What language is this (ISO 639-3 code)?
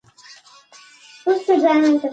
pus